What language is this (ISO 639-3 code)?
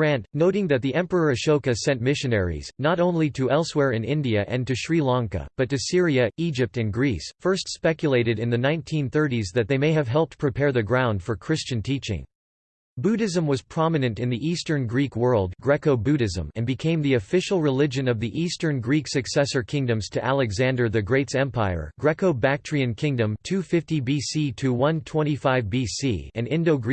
eng